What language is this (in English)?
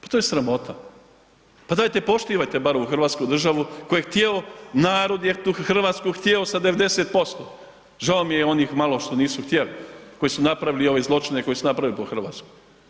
Croatian